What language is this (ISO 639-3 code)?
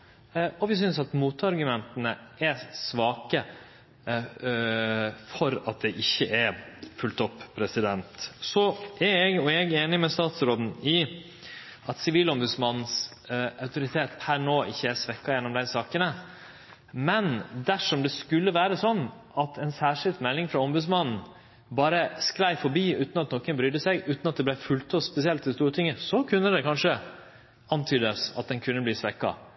nno